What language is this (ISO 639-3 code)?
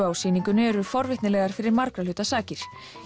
isl